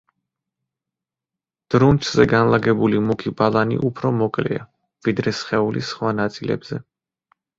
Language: Georgian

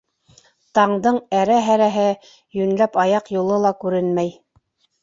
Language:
Bashkir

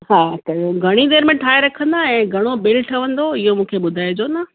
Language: Sindhi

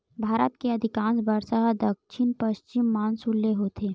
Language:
Chhattisgarhi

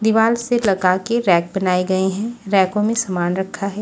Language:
Hindi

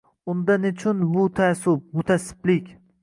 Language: Uzbek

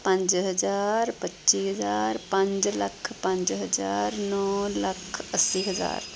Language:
Punjabi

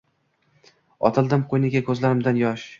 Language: Uzbek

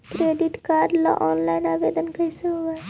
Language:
Magahi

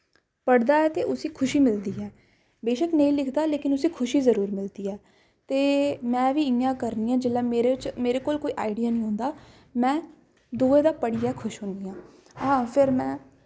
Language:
Dogri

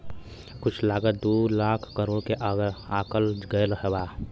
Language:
Bhojpuri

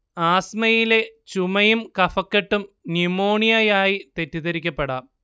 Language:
Malayalam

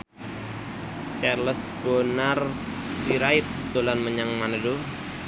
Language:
Javanese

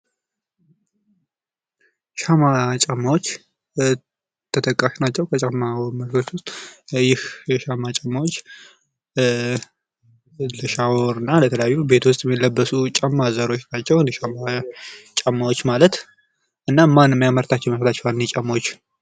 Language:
Amharic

